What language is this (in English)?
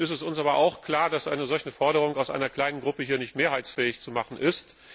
German